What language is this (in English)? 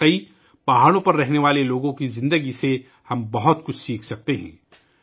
Urdu